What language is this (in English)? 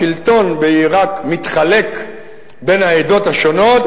Hebrew